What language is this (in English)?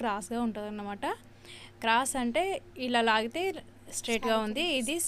Telugu